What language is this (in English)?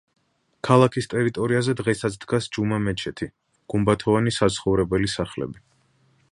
Georgian